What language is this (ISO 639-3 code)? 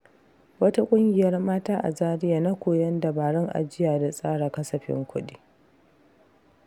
hau